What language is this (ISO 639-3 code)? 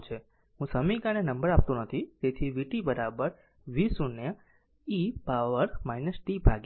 guj